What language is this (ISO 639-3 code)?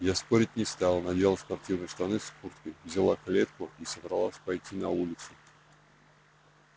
rus